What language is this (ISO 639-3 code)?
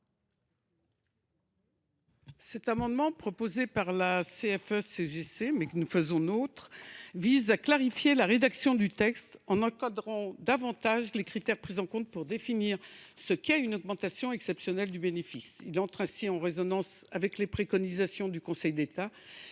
fra